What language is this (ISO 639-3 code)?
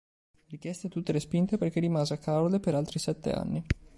ita